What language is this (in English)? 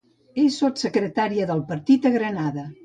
Catalan